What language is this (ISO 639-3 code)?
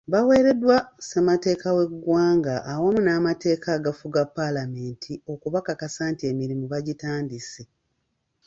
lug